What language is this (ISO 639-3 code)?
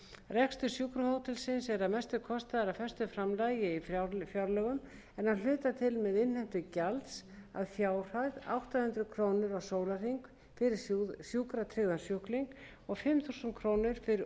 isl